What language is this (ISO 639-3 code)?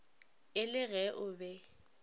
nso